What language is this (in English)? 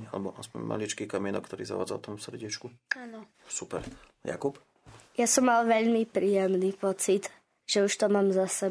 Slovak